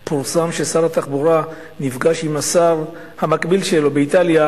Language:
Hebrew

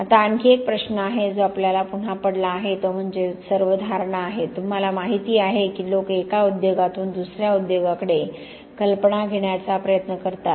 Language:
Marathi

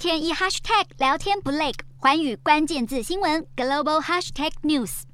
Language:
Chinese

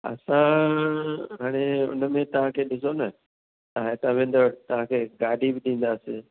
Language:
Sindhi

